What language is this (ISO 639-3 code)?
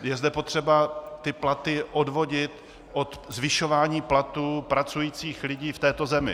ces